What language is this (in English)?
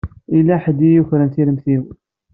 Kabyle